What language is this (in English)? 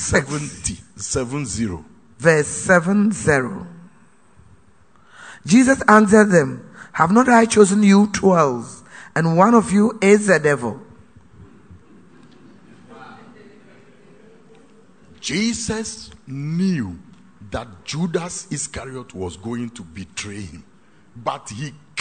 English